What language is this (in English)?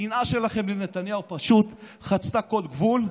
Hebrew